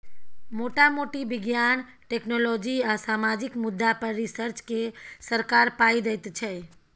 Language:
Maithili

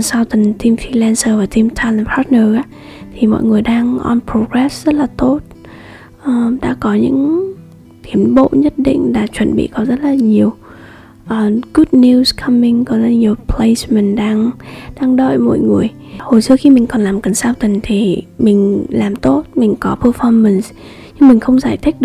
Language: Vietnamese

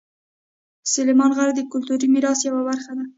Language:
Pashto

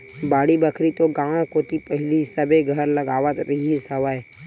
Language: Chhattisgarhi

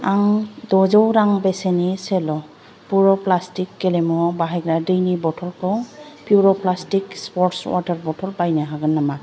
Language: Bodo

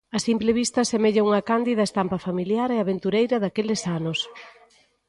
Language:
Galician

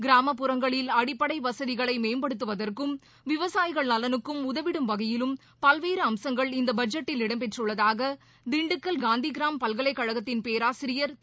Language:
Tamil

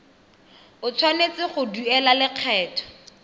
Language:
Tswana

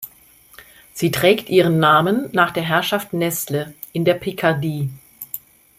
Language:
German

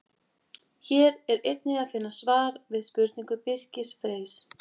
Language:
Icelandic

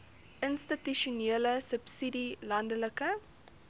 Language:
Afrikaans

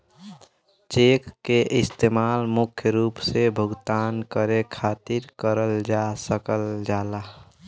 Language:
Bhojpuri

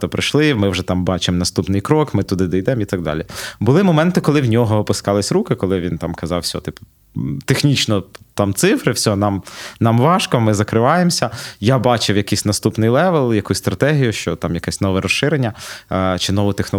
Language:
Ukrainian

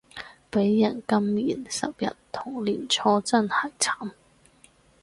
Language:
Cantonese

